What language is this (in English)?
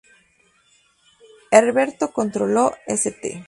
Spanish